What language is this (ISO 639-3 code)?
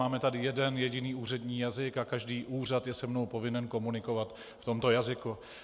ces